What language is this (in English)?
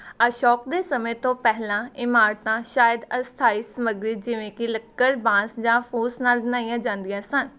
Punjabi